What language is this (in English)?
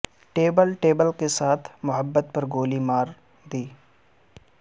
Urdu